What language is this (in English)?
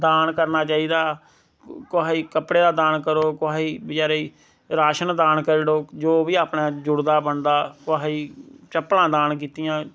Dogri